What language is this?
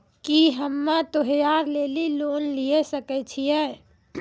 Maithili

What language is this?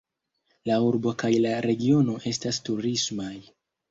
Esperanto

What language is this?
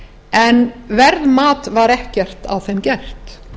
Icelandic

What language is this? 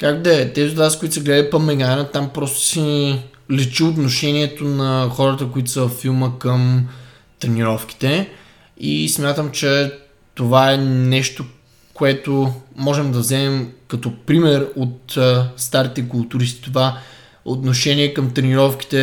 Bulgarian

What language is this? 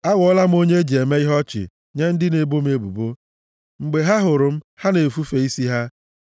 Igbo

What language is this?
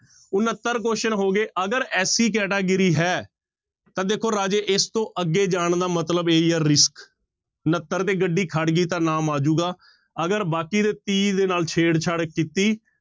Punjabi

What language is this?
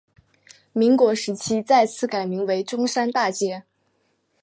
Chinese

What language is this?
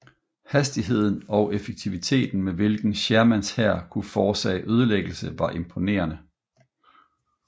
Danish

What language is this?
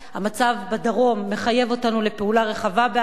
Hebrew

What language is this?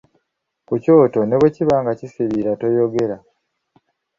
Ganda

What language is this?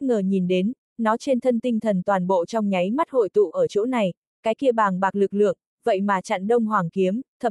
Vietnamese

